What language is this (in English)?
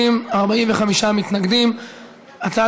Hebrew